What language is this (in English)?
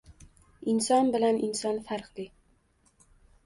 Uzbek